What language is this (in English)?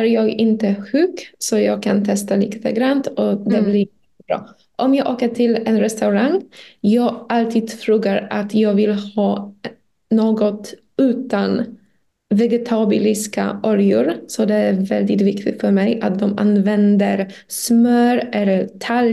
Swedish